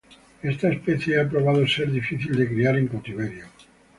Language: Spanish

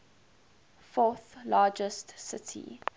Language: English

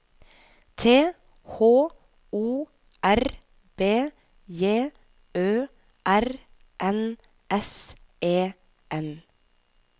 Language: Norwegian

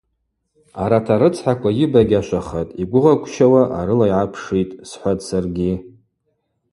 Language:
Abaza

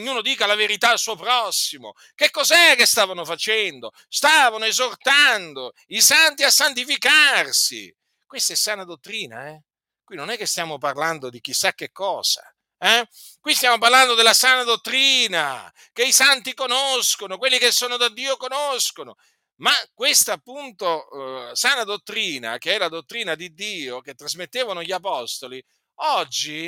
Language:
Italian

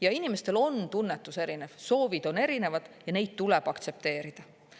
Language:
Estonian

